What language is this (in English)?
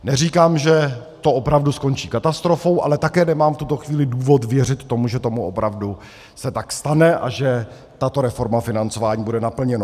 Czech